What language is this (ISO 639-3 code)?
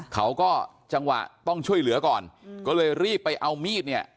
tha